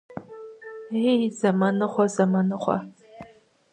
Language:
Kabardian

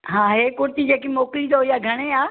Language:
Sindhi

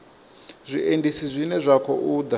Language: Venda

